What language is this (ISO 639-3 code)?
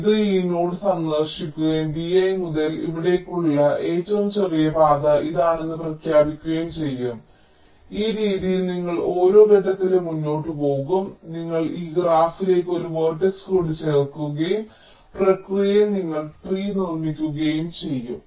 mal